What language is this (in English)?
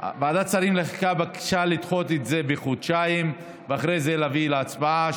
Hebrew